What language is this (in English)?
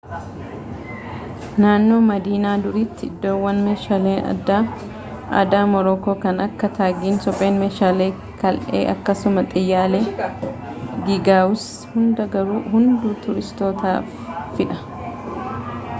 Oromo